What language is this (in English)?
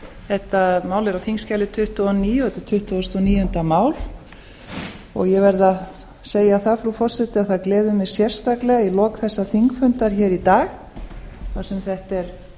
Icelandic